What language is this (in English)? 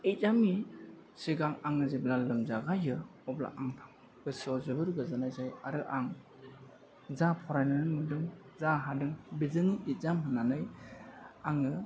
Bodo